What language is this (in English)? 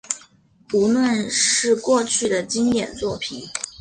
Chinese